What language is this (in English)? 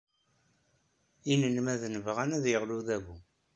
Kabyle